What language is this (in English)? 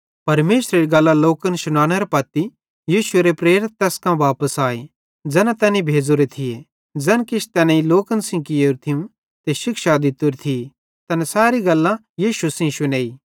Bhadrawahi